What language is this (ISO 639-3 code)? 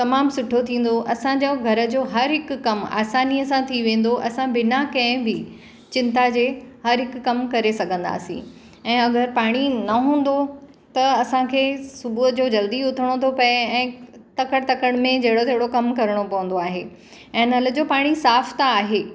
snd